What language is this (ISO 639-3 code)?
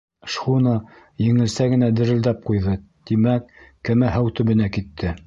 bak